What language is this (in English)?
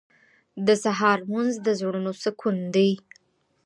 Pashto